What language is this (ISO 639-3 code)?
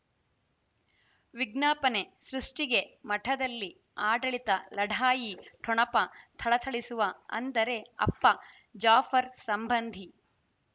kan